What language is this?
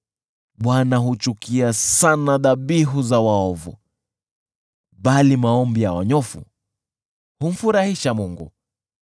Swahili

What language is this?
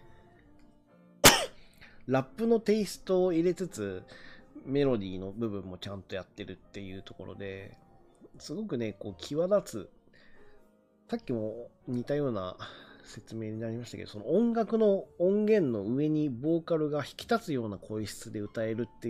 Japanese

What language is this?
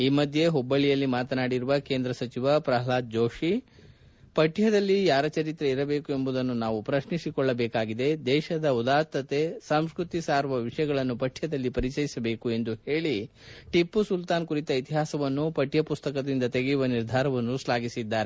Kannada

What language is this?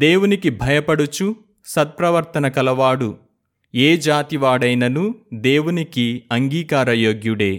Telugu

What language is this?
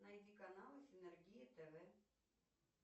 Russian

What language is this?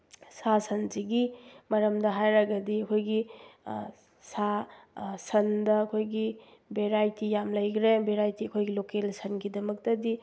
Manipuri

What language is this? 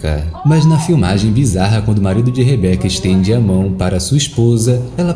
Portuguese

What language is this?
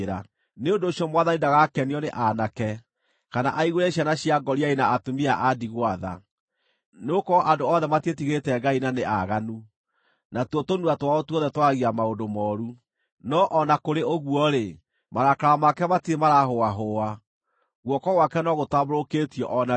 Kikuyu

